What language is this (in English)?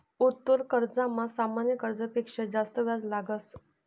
Marathi